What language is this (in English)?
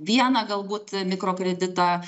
Lithuanian